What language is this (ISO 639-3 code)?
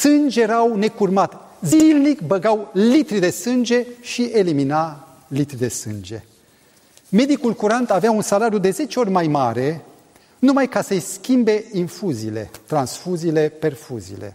ron